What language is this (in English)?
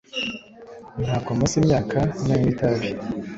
Kinyarwanda